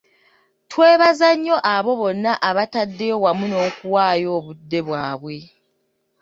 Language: Ganda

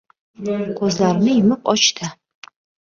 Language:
Uzbek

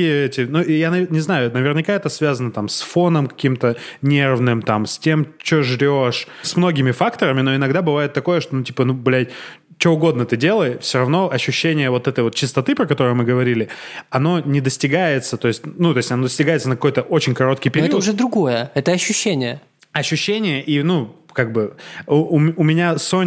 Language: Russian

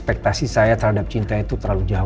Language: Indonesian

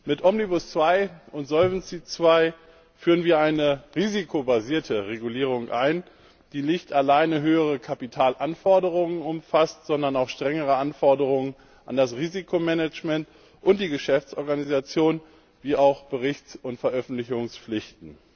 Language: German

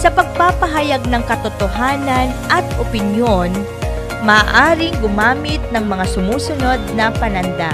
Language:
Filipino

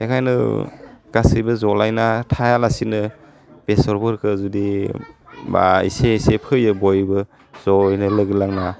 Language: Bodo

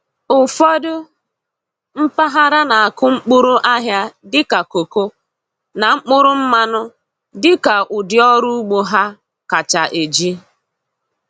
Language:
Igbo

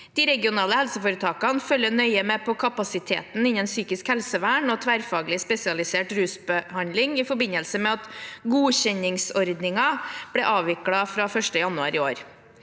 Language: Norwegian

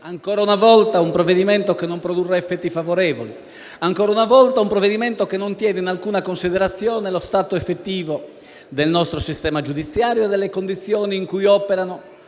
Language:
Italian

